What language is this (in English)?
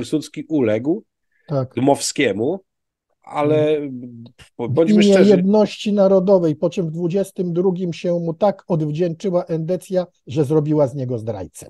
Polish